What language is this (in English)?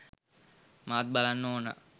Sinhala